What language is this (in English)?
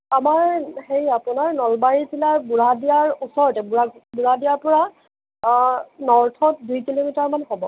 Assamese